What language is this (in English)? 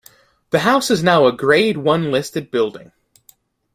English